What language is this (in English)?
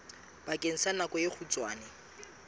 Southern Sotho